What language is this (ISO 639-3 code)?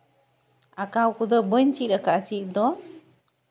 sat